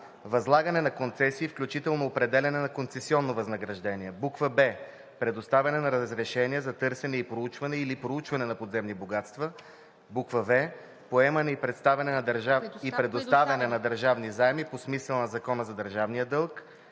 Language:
Bulgarian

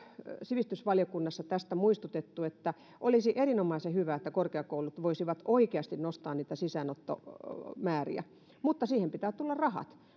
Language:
Finnish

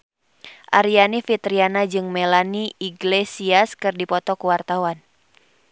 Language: Sundanese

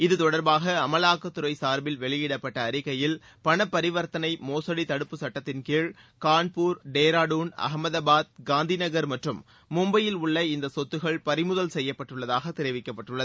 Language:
Tamil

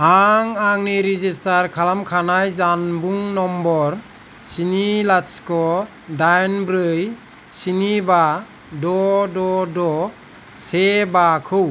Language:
Bodo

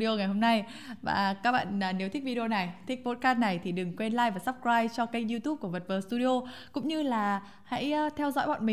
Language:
Vietnamese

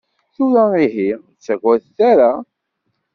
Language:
Kabyle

